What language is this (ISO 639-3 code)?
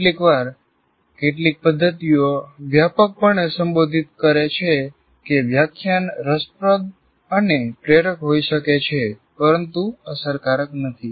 guj